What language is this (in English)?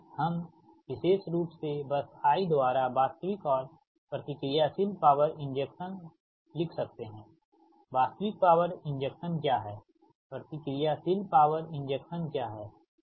Hindi